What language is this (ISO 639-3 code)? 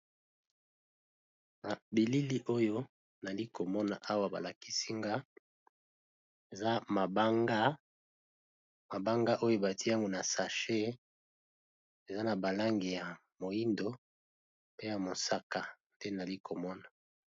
lin